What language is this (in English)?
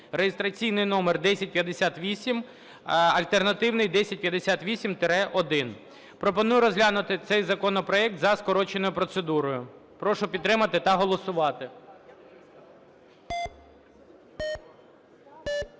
Ukrainian